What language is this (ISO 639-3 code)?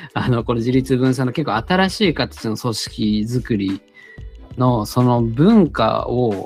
jpn